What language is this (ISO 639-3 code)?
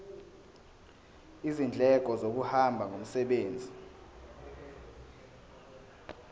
zul